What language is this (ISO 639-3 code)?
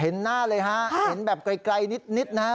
tha